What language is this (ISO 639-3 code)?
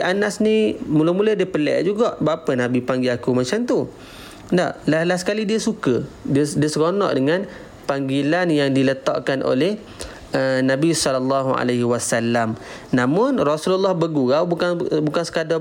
msa